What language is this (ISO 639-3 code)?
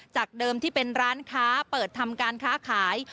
tha